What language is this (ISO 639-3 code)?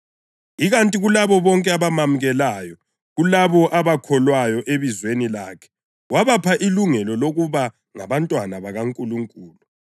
nde